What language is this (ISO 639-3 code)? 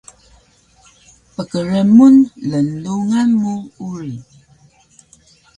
trv